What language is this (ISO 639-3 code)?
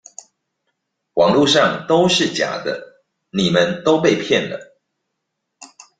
zho